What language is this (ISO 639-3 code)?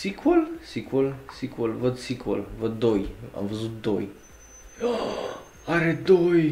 ron